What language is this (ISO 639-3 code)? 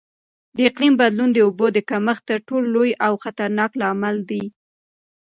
pus